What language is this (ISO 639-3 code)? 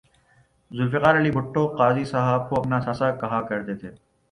urd